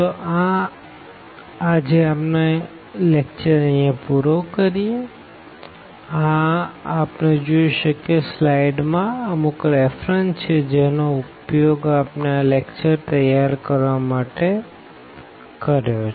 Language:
Gujarati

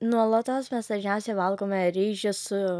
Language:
Lithuanian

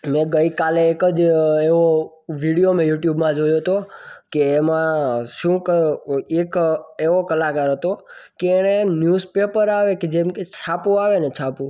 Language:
Gujarati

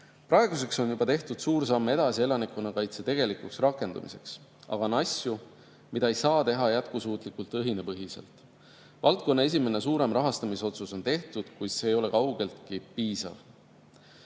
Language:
Estonian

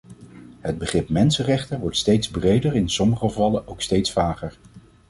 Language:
Dutch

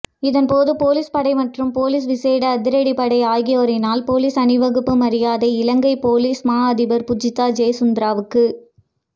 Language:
Tamil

